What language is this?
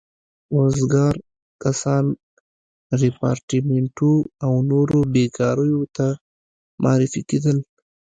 Pashto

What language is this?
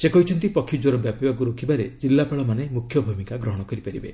Odia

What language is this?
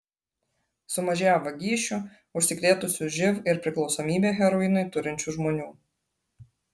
Lithuanian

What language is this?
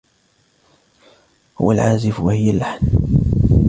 Arabic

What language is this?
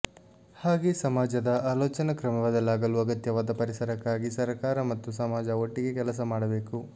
Kannada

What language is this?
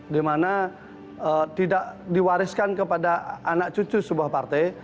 Indonesian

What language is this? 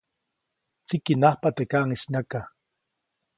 Copainalá Zoque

